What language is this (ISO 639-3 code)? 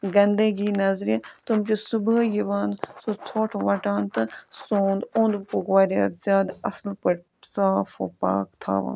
kas